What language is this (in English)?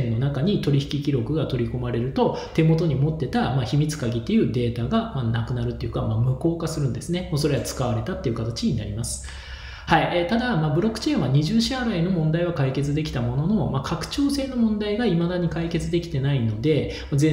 Japanese